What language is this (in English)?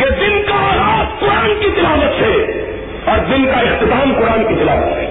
Urdu